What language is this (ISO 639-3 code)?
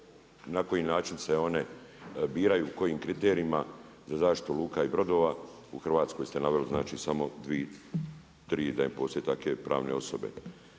hrv